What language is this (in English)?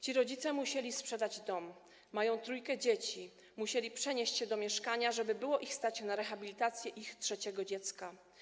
Polish